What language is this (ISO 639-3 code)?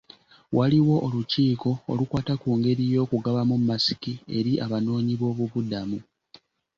lug